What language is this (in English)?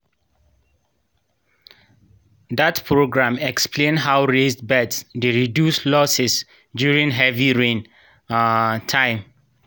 Nigerian Pidgin